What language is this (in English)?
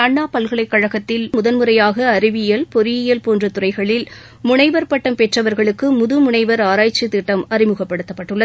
Tamil